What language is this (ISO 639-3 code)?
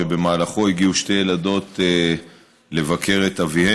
heb